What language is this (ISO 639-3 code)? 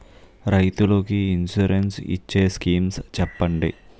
tel